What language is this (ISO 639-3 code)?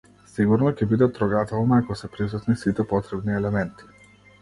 mkd